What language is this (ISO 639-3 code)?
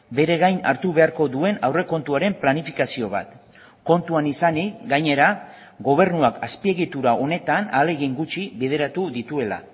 eus